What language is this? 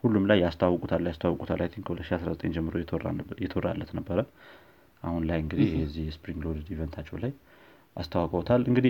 Amharic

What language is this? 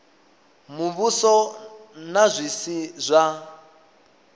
Venda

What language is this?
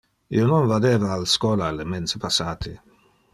Interlingua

